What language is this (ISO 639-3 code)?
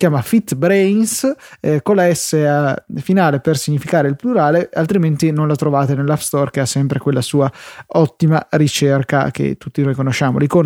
ita